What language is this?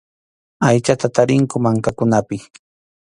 Arequipa-La Unión Quechua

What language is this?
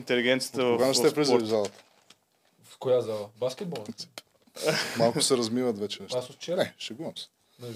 Bulgarian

